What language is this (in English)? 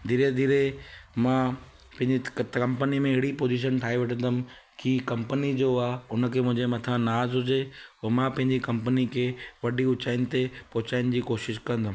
Sindhi